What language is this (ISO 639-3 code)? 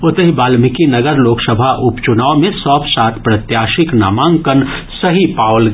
mai